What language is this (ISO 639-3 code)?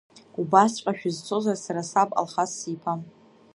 abk